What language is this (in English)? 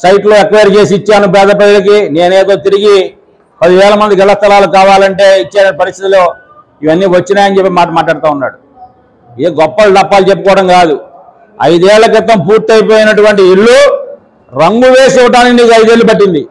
Telugu